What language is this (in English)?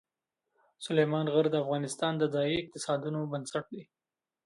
Pashto